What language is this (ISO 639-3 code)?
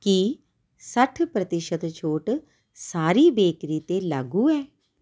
pan